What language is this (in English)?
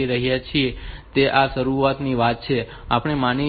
Gujarati